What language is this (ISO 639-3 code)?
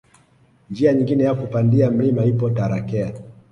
swa